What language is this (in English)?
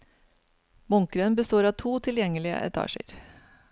Norwegian